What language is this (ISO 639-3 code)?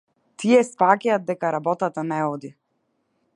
mkd